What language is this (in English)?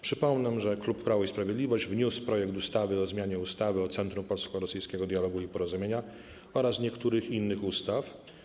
Polish